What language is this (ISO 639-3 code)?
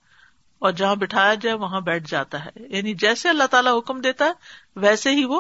urd